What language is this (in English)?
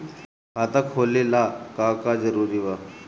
Bhojpuri